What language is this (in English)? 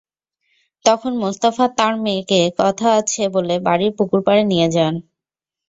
Bangla